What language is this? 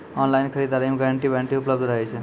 Maithili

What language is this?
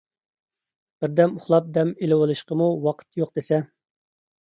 Uyghur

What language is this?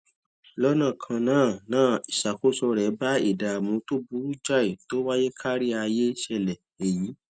Yoruba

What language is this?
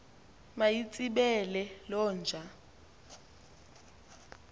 Xhosa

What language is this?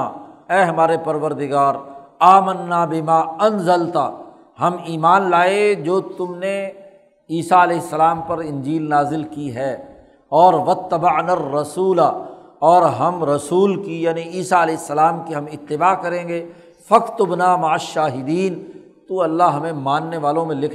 Urdu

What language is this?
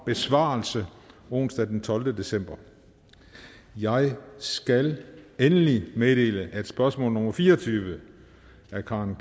Danish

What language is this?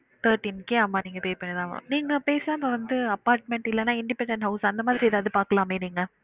Tamil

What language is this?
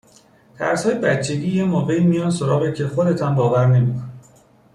Persian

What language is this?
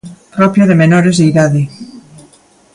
Galician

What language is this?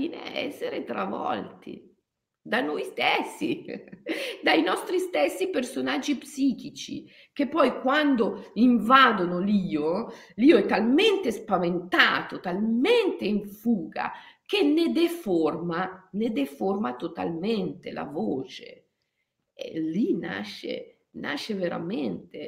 Italian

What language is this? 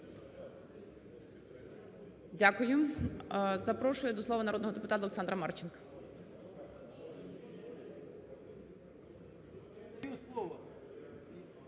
Ukrainian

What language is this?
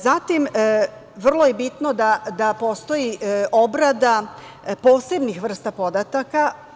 Serbian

